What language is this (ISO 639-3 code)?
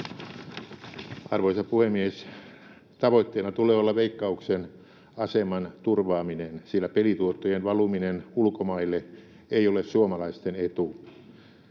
fin